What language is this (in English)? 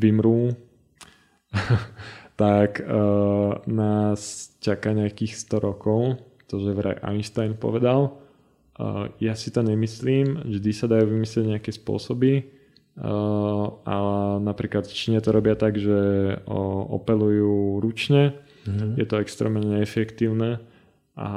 Slovak